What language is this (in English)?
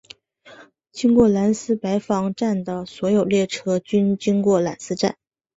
Chinese